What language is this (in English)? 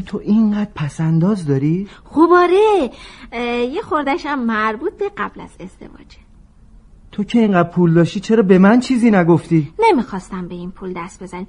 Persian